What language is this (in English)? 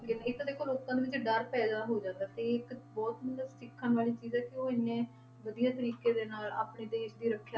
Punjabi